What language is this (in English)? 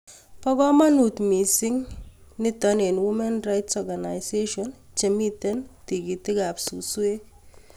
Kalenjin